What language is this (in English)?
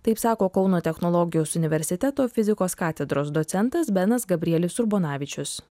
Lithuanian